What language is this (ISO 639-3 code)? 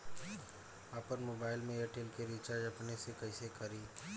bho